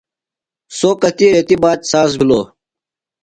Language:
Phalura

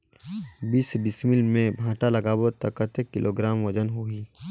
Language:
Chhattisgarhi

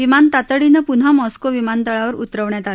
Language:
Marathi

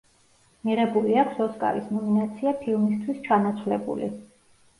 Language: Georgian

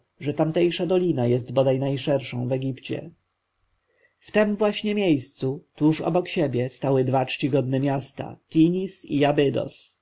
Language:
Polish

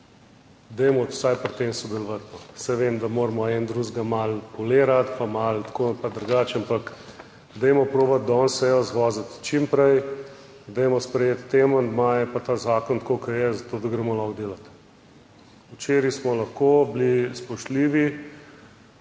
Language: Slovenian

